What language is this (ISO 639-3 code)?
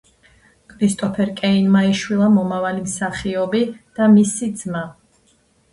kat